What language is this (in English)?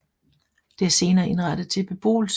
Danish